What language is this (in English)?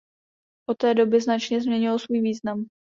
Czech